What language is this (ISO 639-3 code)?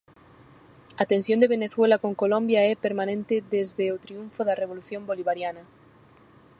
glg